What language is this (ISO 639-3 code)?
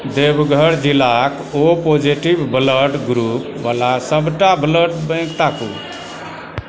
mai